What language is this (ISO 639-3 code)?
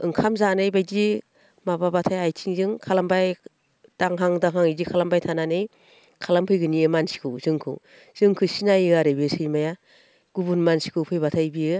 brx